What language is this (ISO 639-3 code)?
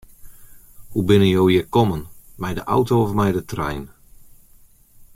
fry